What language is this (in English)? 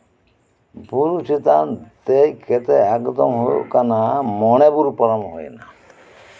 Santali